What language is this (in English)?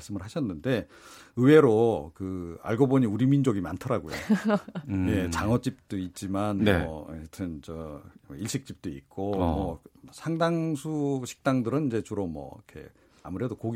Korean